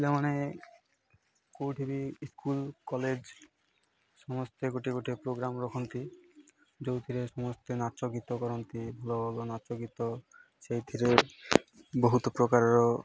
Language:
Odia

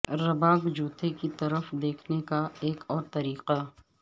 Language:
Urdu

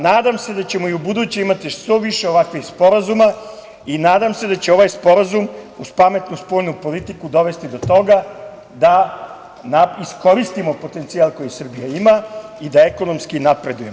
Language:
Serbian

